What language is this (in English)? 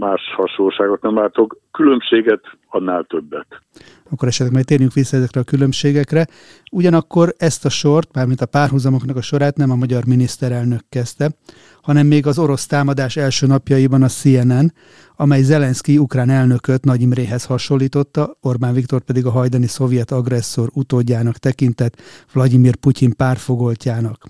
Hungarian